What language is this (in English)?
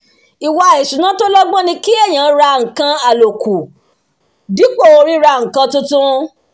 Yoruba